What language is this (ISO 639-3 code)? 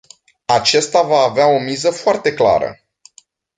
ron